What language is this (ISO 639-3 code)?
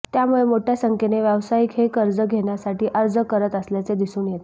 mar